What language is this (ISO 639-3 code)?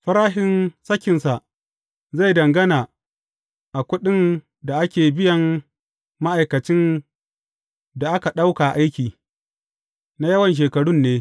hau